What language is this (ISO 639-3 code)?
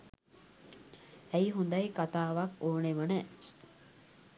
sin